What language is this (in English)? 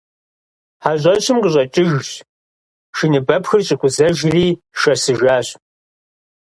Kabardian